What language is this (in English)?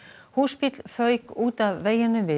Icelandic